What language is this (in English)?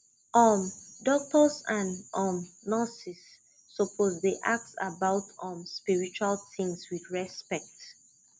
Nigerian Pidgin